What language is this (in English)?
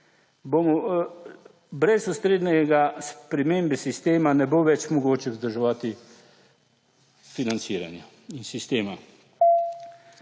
Slovenian